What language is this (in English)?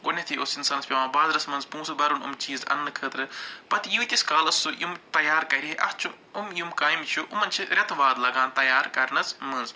Kashmiri